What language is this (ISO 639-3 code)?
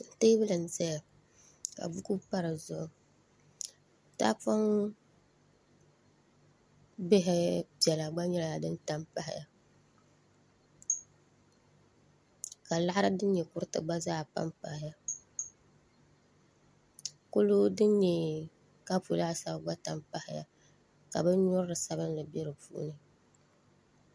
dag